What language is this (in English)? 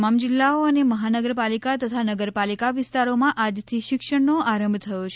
Gujarati